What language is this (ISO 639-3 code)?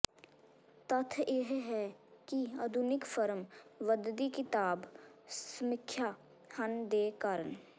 pan